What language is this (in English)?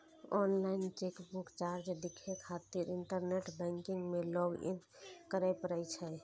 Maithili